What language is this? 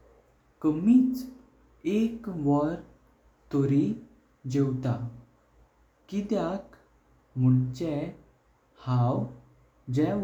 Konkani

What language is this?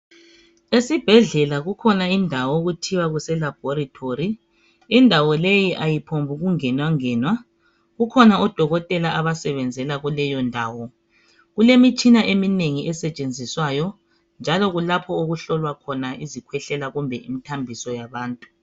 North Ndebele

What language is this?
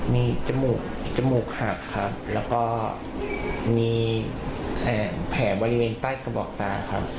Thai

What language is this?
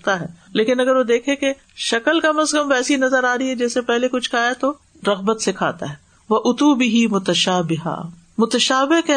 Urdu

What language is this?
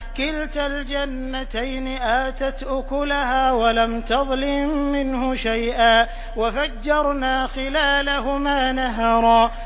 Arabic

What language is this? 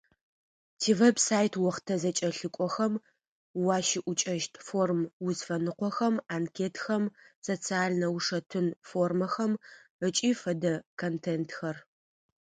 Adyghe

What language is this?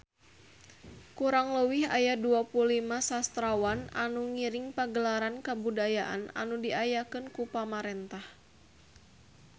Sundanese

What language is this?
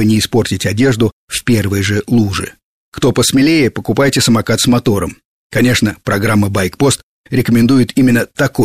Russian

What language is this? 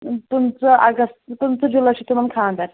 Kashmiri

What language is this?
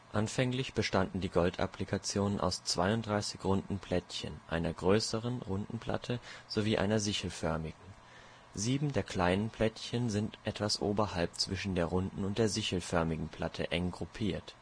German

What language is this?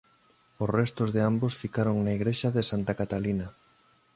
Galician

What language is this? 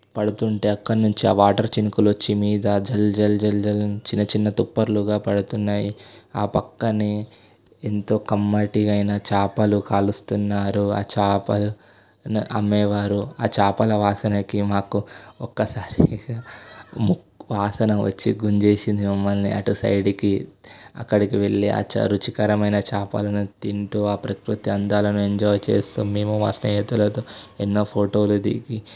Telugu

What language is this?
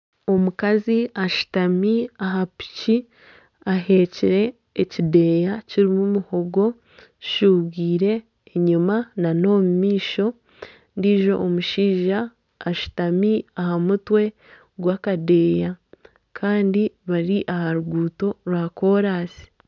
Nyankole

